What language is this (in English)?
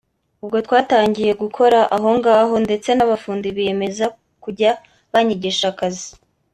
Kinyarwanda